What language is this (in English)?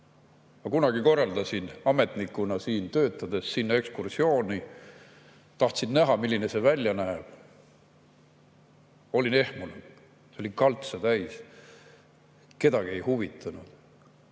Estonian